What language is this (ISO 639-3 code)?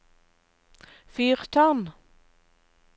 nor